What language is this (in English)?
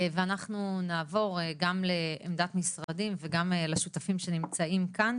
Hebrew